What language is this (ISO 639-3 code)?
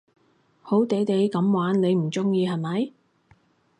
yue